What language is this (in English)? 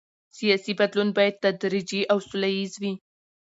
Pashto